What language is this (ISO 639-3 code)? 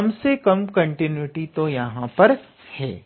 hin